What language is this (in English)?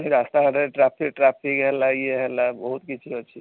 Odia